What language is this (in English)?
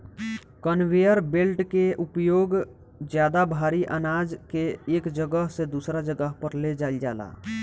Bhojpuri